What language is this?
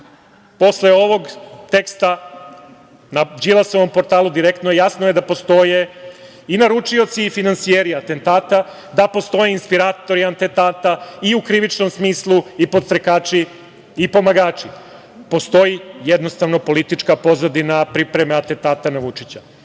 Serbian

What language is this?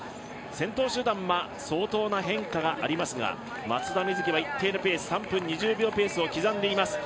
Japanese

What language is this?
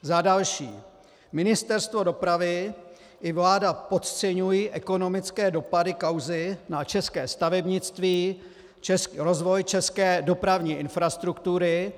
Czech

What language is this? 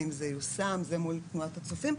Hebrew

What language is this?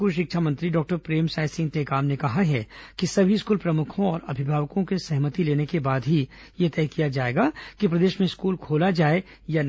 Hindi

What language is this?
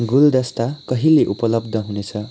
Nepali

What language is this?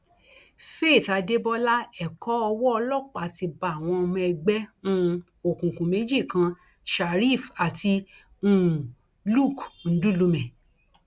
Yoruba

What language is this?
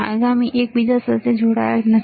Gujarati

